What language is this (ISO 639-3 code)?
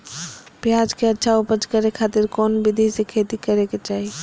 mag